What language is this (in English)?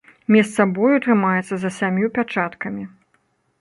Belarusian